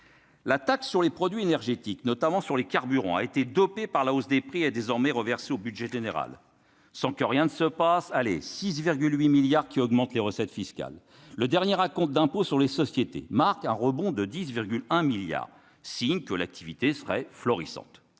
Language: French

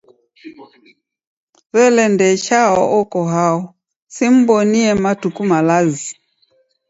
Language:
Taita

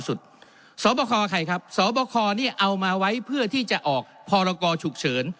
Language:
Thai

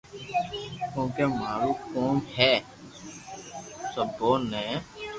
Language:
Loarki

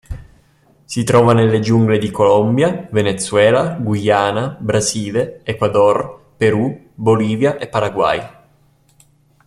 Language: Italian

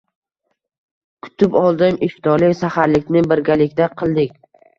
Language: Uzbek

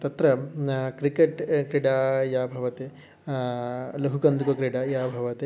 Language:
Sanskrit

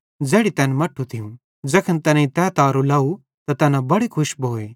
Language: Bhadrawahi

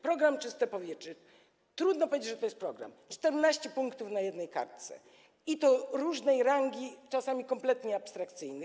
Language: Polish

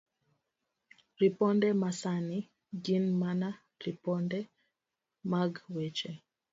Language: Luo (Kenya and Tanzania)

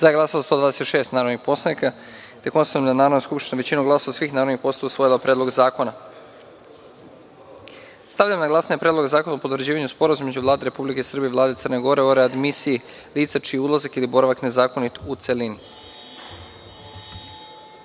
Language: Serbian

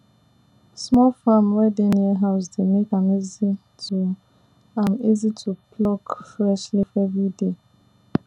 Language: Nigerian Pidgin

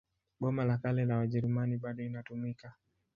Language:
Swahili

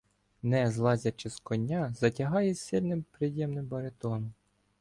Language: Ukrainian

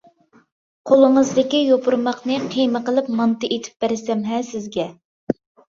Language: Uyghur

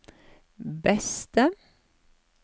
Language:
Norwegian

